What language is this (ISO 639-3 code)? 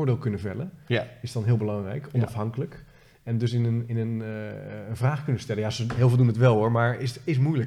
nld